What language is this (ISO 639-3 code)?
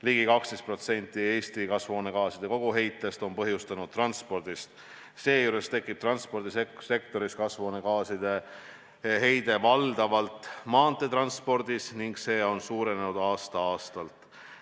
est